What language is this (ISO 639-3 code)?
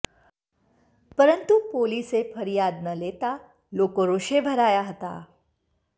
guj